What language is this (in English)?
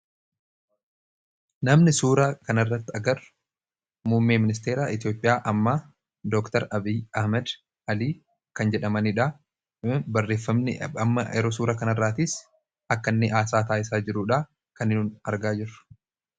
Oromo